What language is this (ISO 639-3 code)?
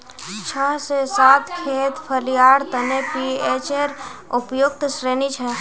mag